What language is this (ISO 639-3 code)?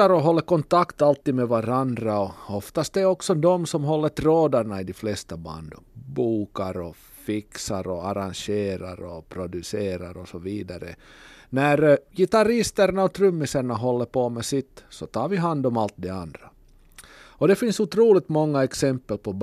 swe